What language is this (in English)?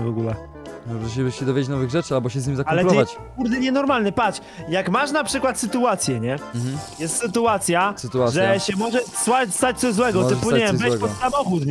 Polish